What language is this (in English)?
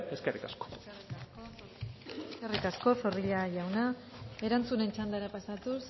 Basque